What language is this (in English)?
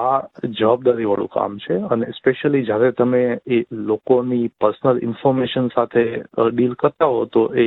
Gujarati